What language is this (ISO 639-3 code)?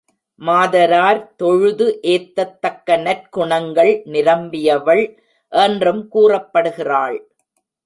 tam